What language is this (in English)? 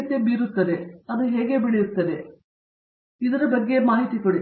Kannada